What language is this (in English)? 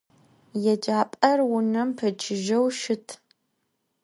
Adyghe